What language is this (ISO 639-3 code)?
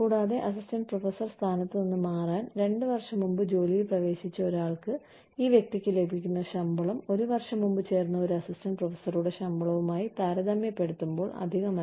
mal